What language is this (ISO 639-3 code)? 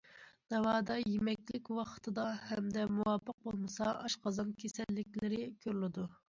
uig